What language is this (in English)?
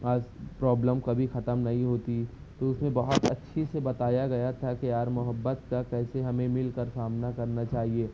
Urdu